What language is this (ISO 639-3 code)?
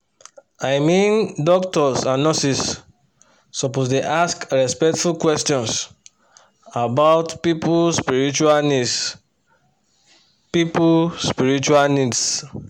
pcm